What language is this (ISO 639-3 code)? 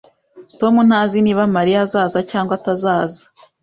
kin